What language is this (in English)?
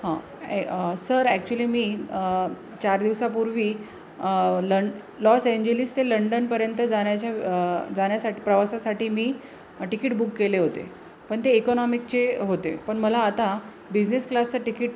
Marathi